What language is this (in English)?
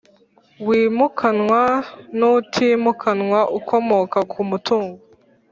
Kinyarwanda